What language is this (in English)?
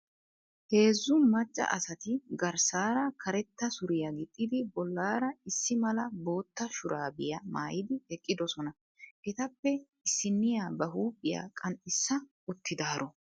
Wolaytta